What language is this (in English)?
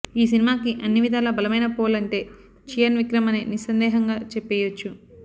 Telugu